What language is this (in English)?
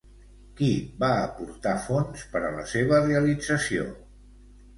Catalan